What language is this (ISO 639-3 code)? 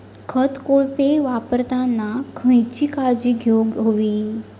mar